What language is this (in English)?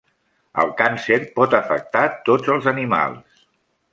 Catalan